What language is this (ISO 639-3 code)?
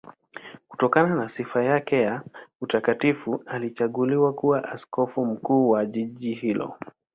swa